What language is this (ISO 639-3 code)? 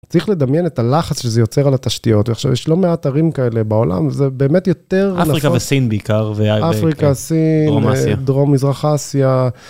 heb